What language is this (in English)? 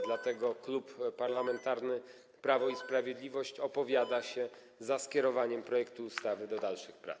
Polish